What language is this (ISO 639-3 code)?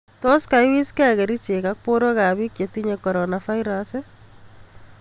kln